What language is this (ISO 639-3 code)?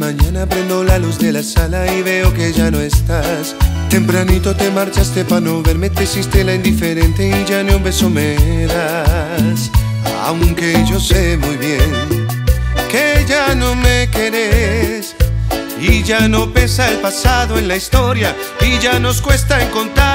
spa